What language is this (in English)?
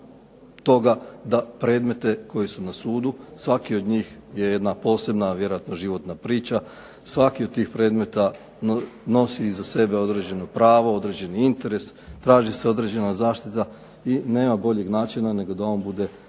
Croatian